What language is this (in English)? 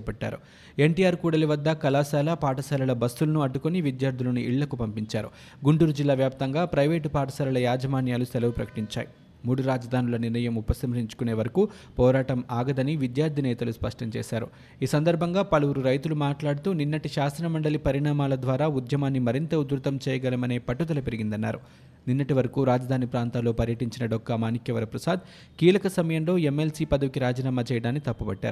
Telugu